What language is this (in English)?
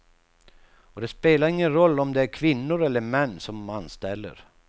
Swedish